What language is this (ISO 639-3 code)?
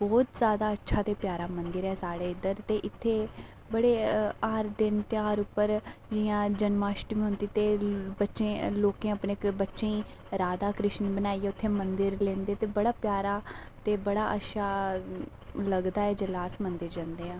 doi